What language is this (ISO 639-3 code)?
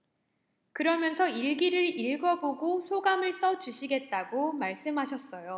kor